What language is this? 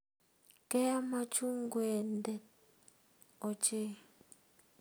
Kalenjin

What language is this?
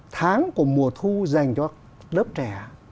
Vietnamese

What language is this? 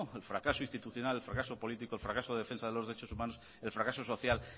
Spanish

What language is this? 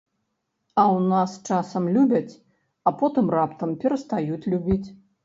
Belarusian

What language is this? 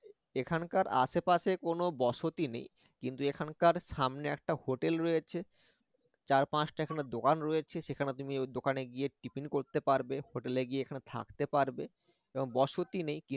Bangla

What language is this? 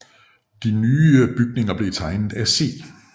Danish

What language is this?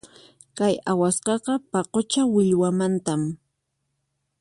Puno Quechua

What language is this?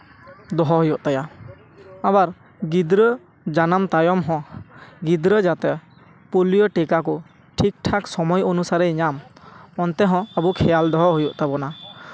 Santali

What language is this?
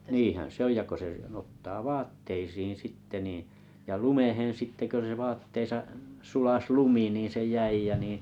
Finnish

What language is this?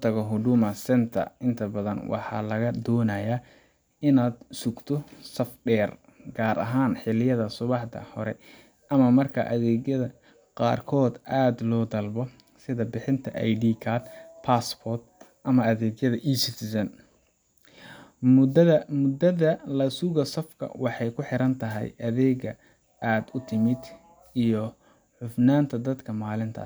Somali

